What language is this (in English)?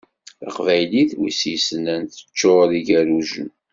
Kabyle